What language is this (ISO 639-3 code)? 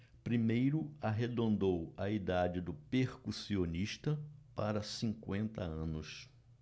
por